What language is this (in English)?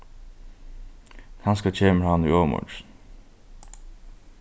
Faroese